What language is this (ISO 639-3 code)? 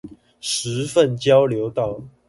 zho